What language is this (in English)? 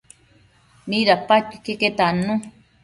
Matsés